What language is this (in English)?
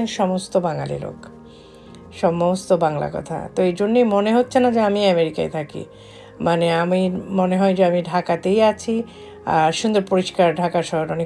Hindi